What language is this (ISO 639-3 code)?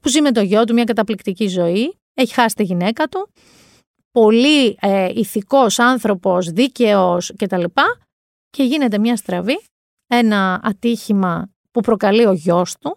ell